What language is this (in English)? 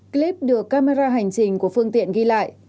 Vietnamese